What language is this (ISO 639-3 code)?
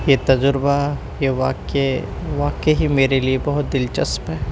urd